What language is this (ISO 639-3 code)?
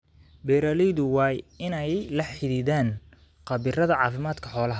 som